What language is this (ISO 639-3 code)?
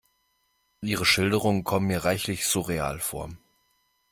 deu